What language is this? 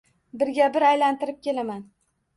Uzbek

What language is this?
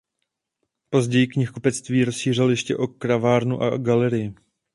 Czech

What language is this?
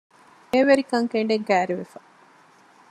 Divehi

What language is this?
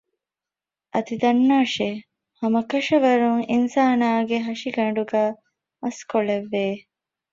Divehi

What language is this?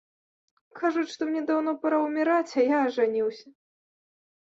Belarusian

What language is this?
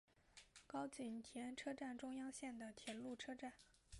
Chinese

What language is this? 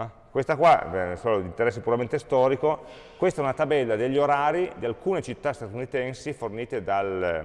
Italian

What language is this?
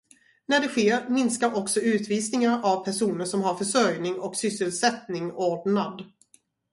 Swedish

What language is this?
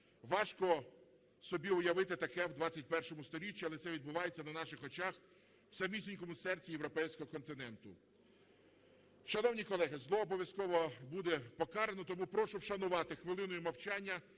Ukrainian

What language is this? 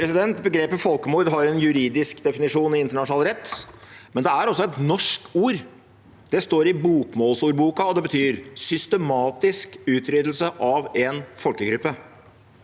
Norwegian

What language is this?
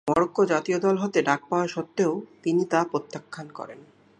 Bangla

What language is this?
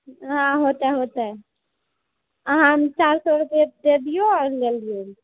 Maithili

